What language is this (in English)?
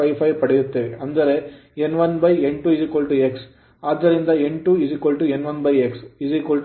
Kannada